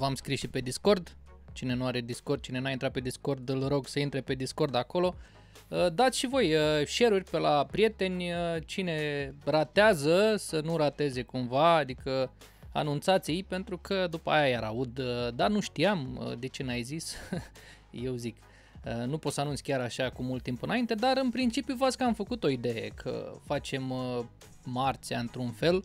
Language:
Romanian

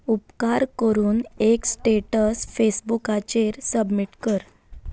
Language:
Konkani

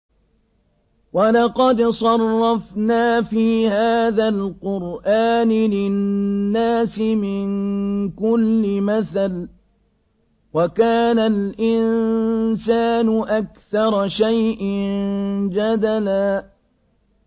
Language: Arabic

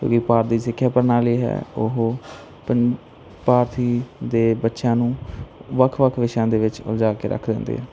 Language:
Punjabi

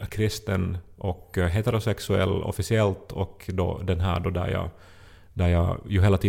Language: Swedish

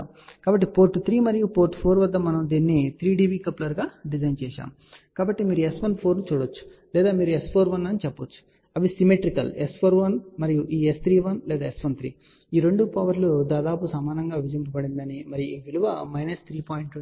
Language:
Telugu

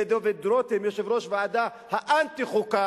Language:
Hebrew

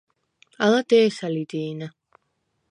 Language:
Svan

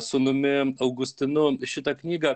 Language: Lithuanian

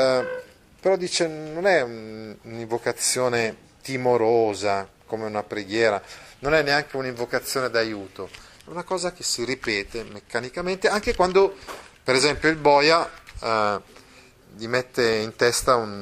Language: Italian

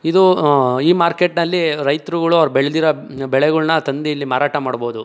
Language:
Kannada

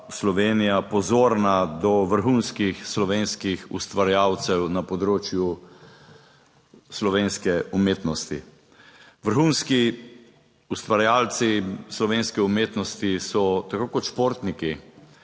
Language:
Slovenian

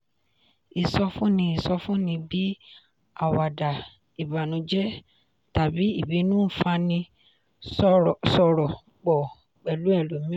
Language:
Yoruba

